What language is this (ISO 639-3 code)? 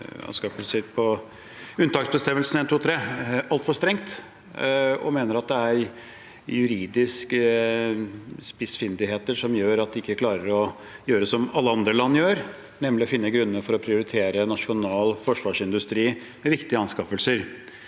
nor